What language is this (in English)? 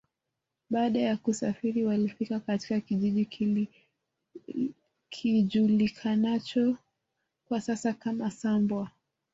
Swahili